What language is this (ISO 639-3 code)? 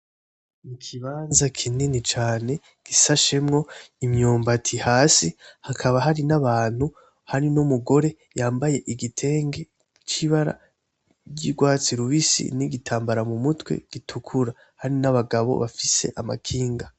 run